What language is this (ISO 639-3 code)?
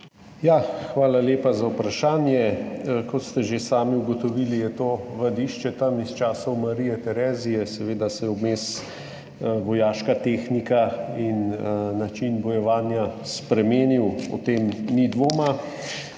slv